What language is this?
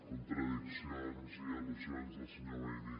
Catalan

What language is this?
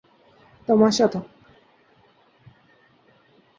Urdu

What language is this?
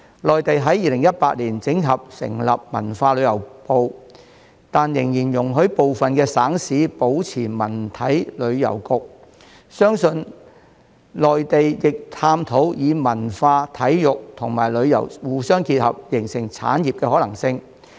Cantonese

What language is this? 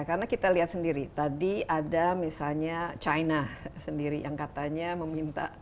Indonesian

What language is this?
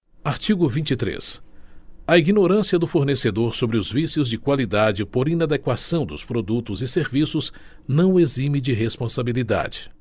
Portuguese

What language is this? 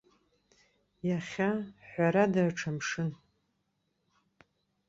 Abkhazian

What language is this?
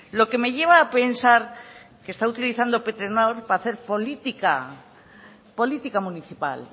Spanish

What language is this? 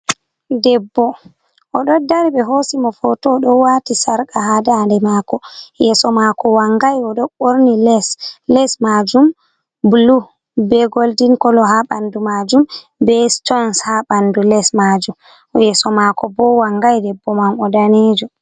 Fula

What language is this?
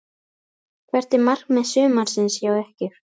Icelandic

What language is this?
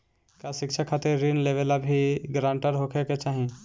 Bhojpuri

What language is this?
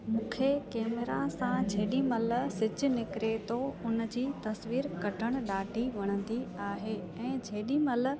Sindhi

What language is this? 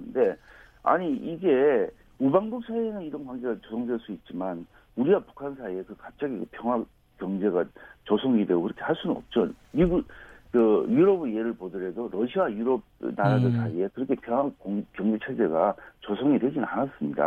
Korean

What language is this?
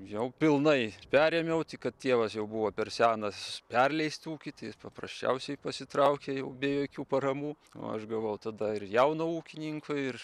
Lithuanian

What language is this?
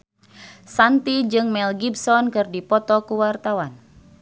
Sundanese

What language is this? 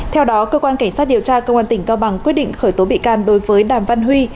Vietnamese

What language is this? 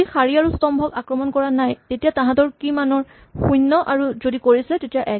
Assamese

